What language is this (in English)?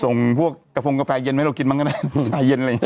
Thai